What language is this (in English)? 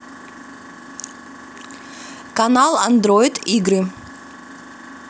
Russian